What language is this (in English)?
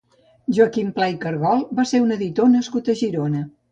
Catalan